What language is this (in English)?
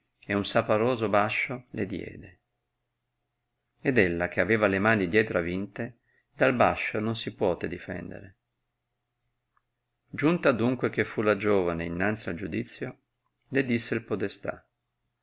Italian